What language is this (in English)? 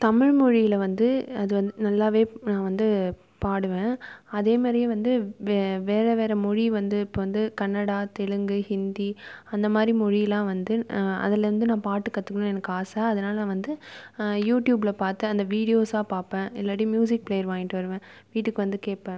Tamil